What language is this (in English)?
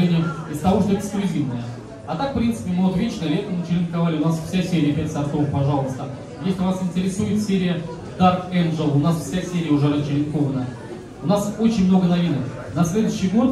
Russian